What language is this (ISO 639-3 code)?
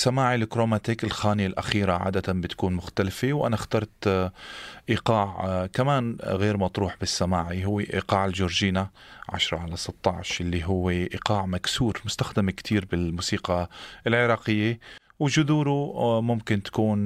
ara